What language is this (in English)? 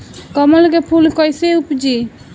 Bhojpuri